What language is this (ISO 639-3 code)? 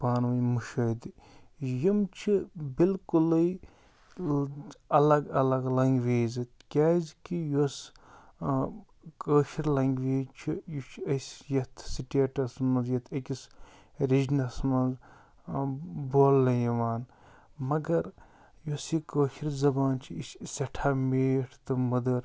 kas